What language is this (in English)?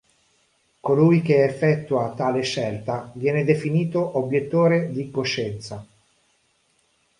Italian